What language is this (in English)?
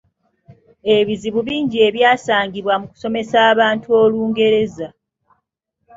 Ganda